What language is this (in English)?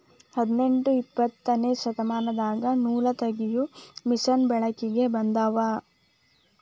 Kannada